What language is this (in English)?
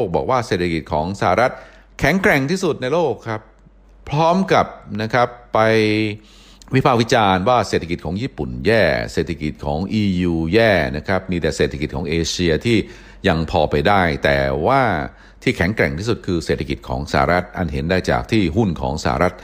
Thai